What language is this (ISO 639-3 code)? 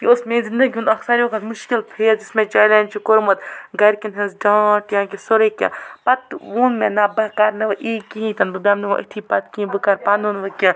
kas